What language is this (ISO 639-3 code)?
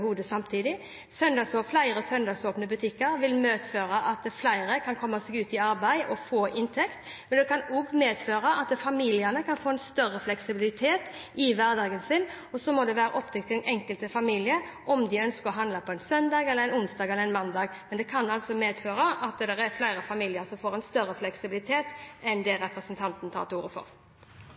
nob